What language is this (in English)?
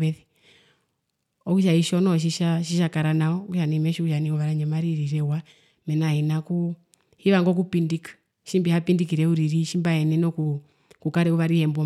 Herero